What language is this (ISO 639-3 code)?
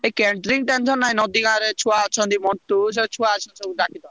ori